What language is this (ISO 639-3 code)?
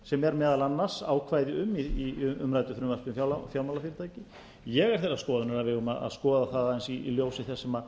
isl